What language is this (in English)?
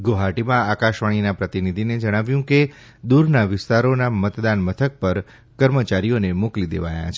Gujarati